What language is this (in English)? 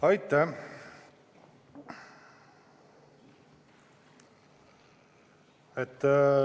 Estonian